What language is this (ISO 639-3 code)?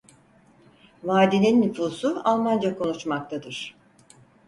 tur